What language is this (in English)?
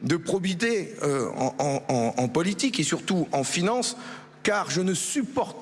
French